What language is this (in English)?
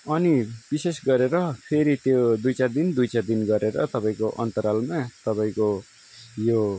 Nepali